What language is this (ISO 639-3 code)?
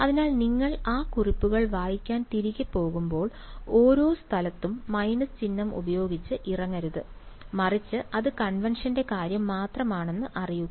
mal